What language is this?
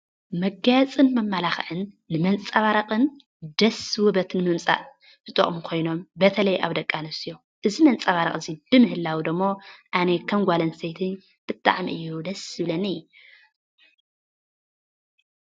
Tigrinya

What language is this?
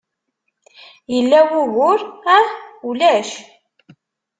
Kabyle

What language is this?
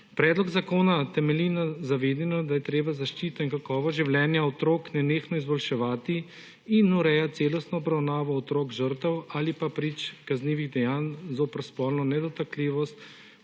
Slovenian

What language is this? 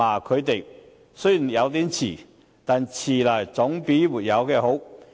Cantonese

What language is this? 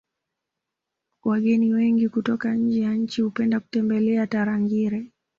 Swahili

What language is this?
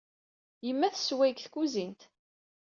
Kabyle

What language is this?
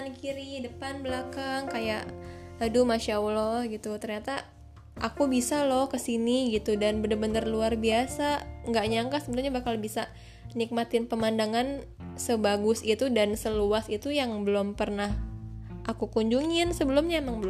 Indonesian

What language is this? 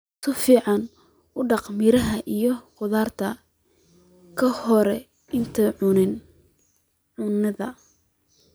Somali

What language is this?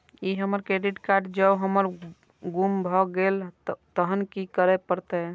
Maithili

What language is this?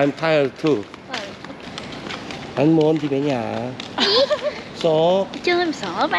Korean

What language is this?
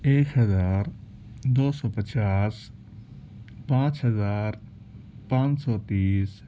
Urdu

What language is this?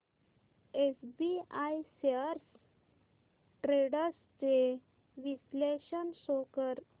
Marathi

